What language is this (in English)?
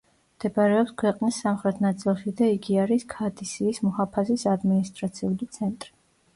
Georgian